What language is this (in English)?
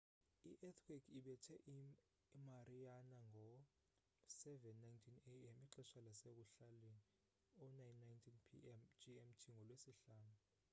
Xhosa